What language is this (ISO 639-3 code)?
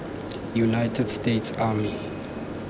tsn